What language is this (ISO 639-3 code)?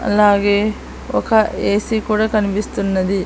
tel